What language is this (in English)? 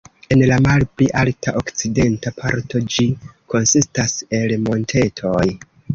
Esperanto